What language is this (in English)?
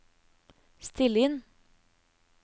Norwegian